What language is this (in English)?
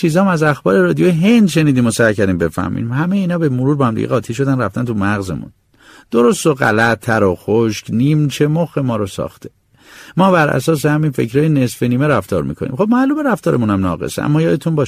Persian